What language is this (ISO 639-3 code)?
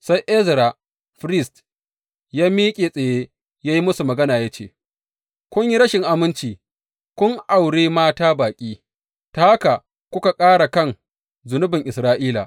hau